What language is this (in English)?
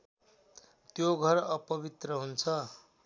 Nepali